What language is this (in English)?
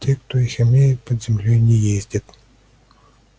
Russian